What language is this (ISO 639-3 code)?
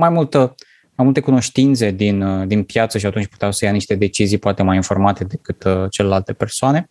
ron